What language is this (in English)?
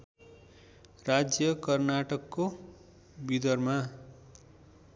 Nepali